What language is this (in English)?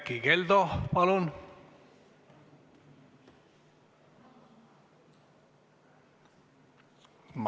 Estonian